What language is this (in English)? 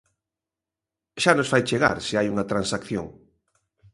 Galician